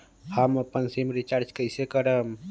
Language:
Magahi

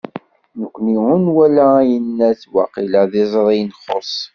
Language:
Kabyle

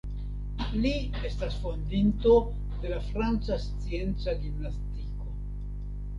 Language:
Esperanto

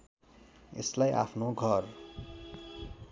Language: Nepali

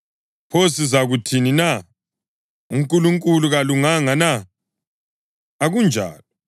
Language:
North Ndebele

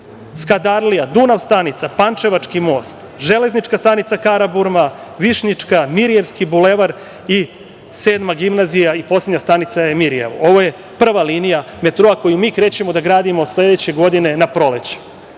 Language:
Serbian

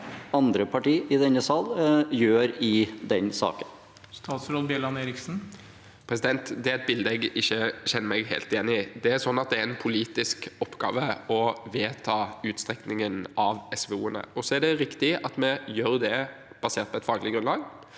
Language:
Norwegian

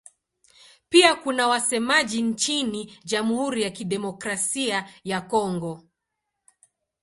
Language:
Swahili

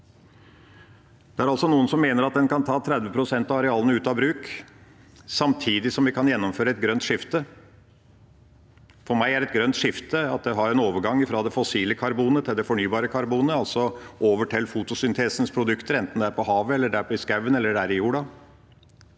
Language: Norwegian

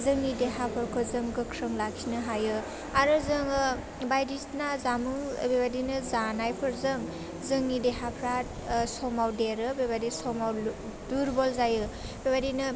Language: Bodo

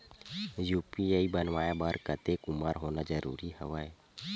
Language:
Chhattisgarhi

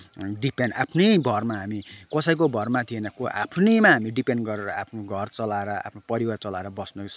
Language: Nepali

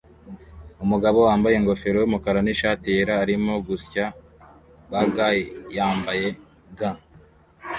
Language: Kinyarwanda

